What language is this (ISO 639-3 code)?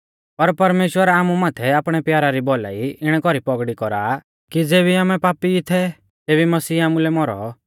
bfz